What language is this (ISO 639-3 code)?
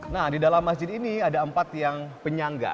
ind